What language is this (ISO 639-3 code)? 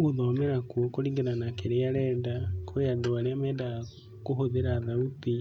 kik